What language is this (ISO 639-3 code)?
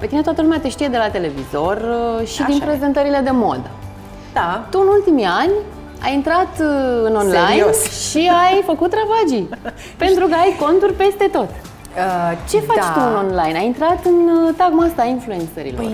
ron